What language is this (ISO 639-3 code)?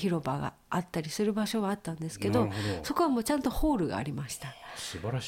jpn